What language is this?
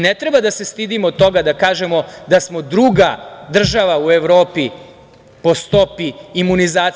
Serbian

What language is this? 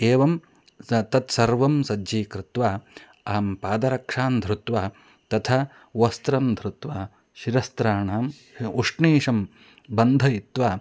Sanskrit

